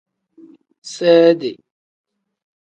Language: Tem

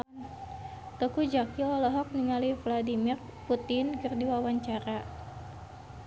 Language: Sundanese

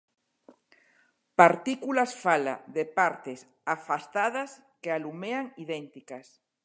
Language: Galician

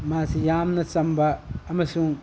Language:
Manipuri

